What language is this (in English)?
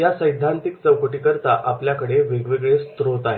Marathi